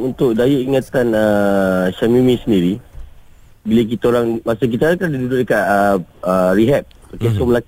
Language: Malay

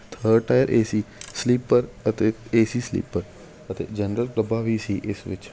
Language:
Punjabi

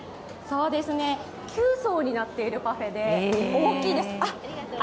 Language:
Japanese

